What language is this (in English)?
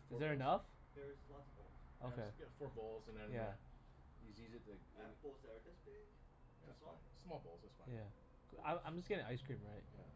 English